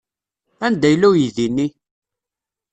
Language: Kabyle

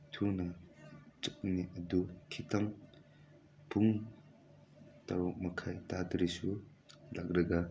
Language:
Manipuri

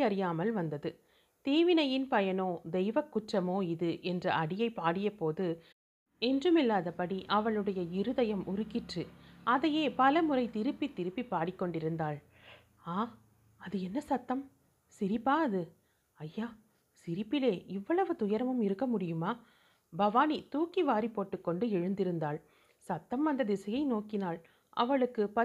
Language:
Tamil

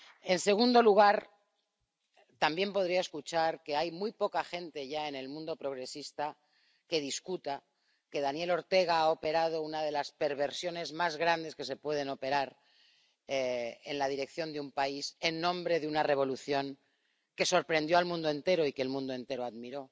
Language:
Spanish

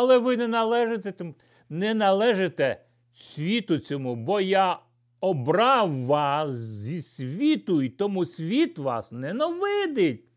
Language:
Ukrainian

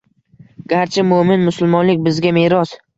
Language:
Uzbek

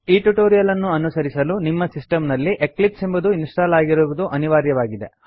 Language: Kannada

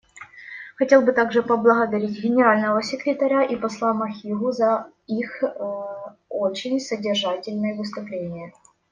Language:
Russian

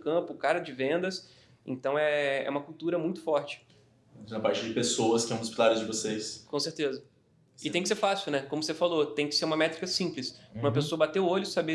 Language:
Portuguese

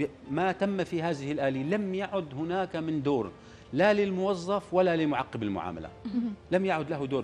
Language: Arabic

